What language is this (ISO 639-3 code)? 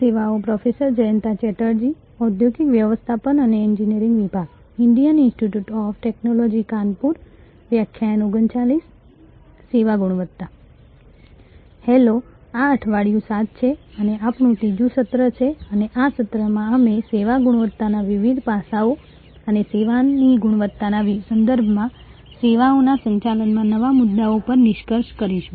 guj